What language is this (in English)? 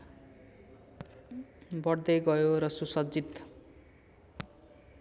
Nepali